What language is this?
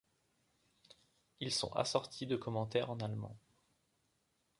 French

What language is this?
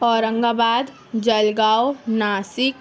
Urdu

